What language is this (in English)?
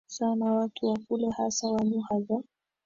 Swahili